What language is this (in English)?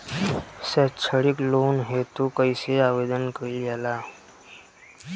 Bhojpuri